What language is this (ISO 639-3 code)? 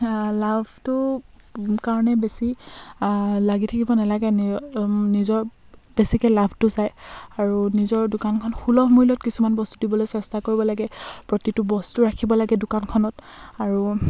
asm